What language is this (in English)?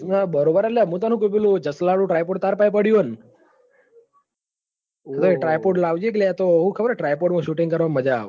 Gujarati